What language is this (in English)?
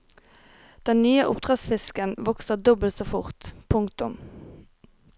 Norwegian